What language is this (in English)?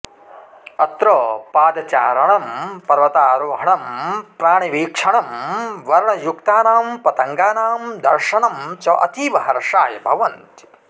Sanskrit